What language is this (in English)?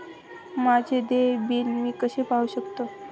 Marathi